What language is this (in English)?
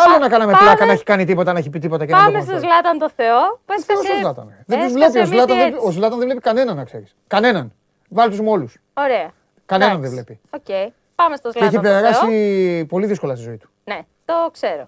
Greek